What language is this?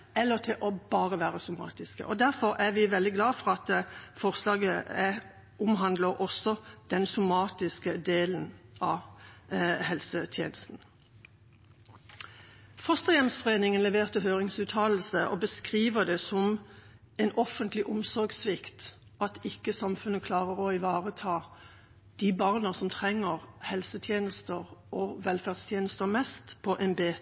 Norwegian Bokmål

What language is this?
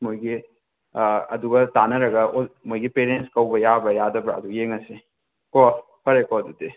Manipuri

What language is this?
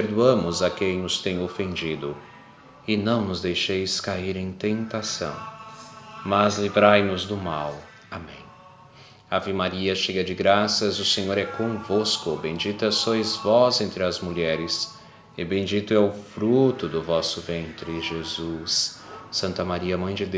Portuguese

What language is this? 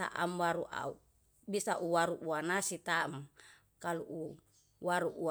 Yalahatan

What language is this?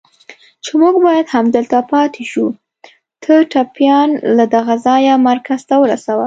Pashto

